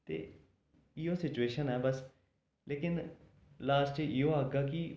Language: Dogri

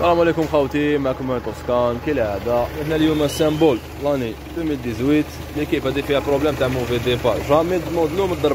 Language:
Arabic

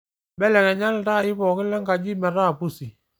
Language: Masai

